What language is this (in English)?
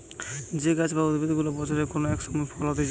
Bangla